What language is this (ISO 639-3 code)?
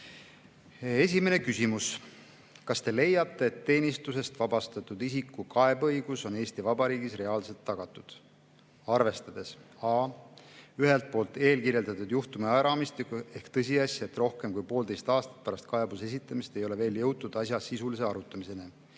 est